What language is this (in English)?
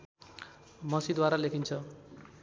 Nepali